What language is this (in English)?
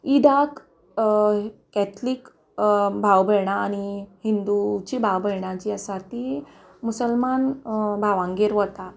Konkani